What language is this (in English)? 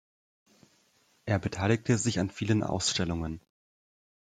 German